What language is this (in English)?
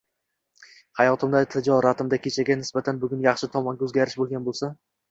Uzbek